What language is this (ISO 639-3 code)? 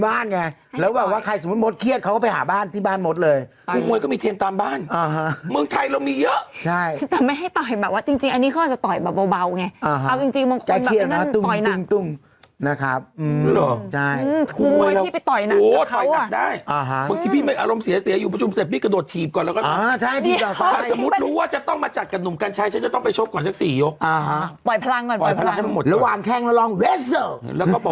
tha